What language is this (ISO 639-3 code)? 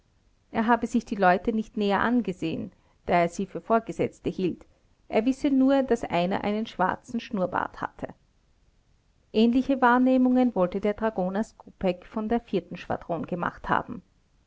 deu